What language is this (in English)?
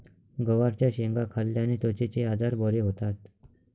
Marathi